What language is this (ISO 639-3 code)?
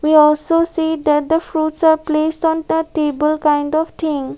eng